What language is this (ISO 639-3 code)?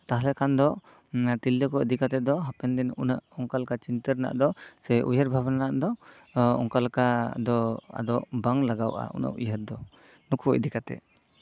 sat